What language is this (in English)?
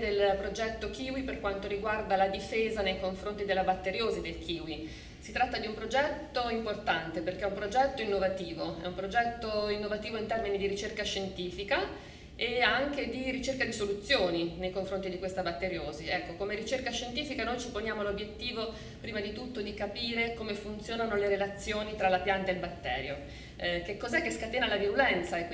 Italian